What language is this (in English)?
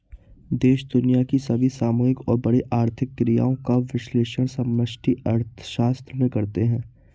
Hindi